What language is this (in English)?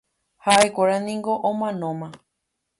Guarani